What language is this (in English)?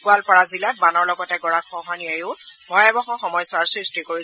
Assamese